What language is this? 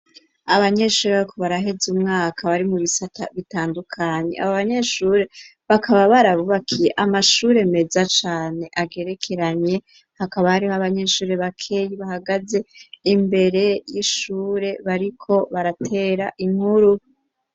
Rundi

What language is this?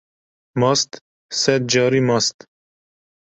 Kurdish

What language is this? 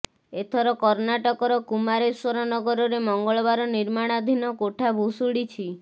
Odia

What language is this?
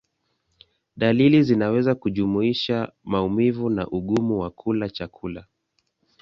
Swahili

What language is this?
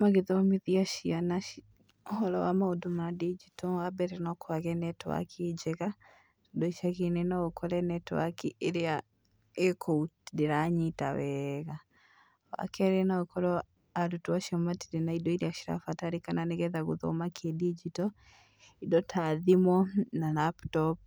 Kikuyu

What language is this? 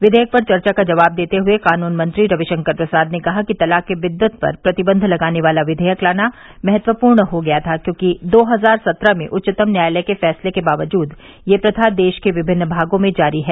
Hindi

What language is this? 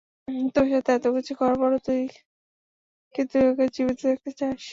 Bangla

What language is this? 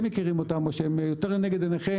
Hebrew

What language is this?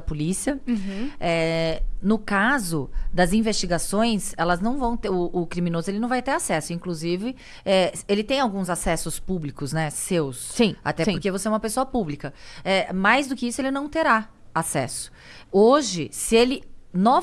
Portuguese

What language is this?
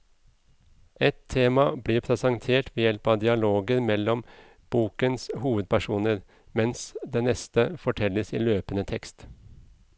Norwegian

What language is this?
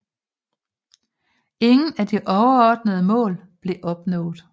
Danish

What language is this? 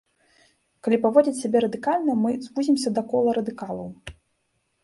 Belarusian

